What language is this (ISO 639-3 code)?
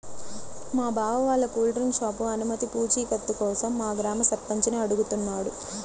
tel